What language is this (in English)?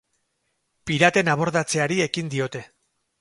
Basque